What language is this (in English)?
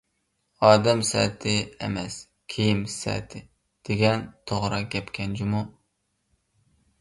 Uyghur